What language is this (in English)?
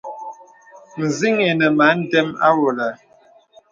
Bebele